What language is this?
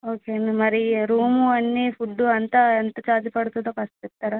Telugu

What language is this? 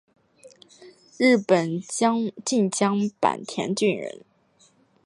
Chinese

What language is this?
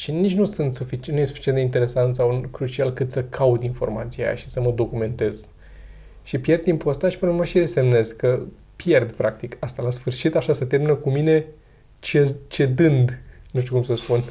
Romanian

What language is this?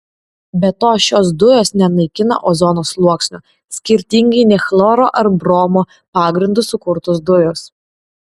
Lithuanian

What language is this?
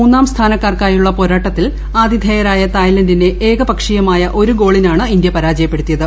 Malayalam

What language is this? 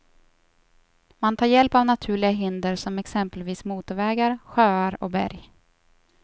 Swedish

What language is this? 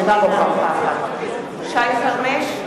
Hebrew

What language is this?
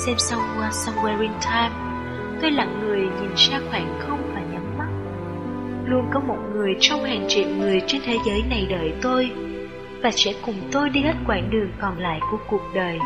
Vietnamese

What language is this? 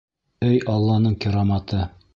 Bashkir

